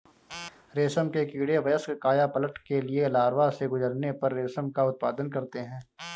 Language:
Hindi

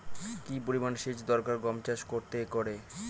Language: Bangla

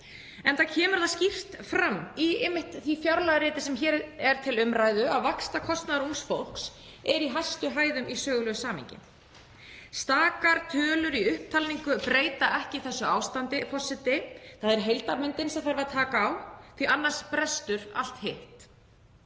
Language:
Icelandic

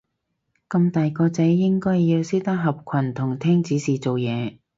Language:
Cantonese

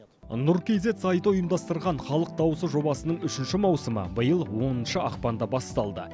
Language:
Kazakh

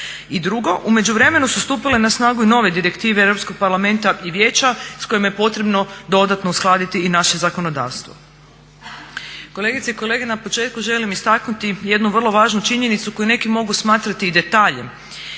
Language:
Croatian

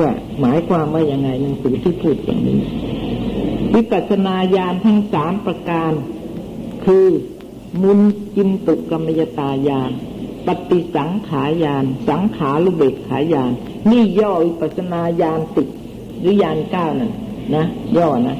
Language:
Thai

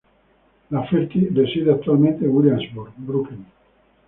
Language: Spanish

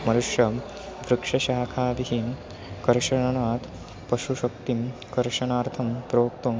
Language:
Sanskrit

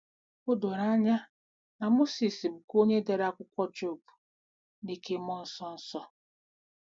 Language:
Igbo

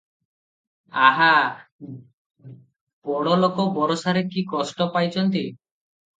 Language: Odia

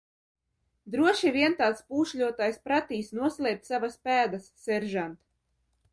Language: Latvian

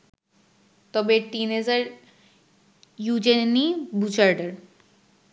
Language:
Bangla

